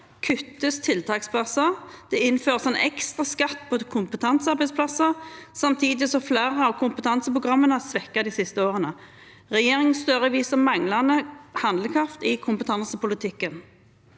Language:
Norwegian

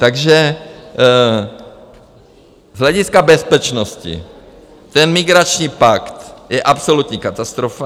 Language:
Czech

